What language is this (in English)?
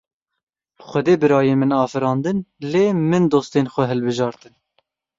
Kurdish